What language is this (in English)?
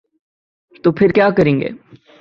Urdu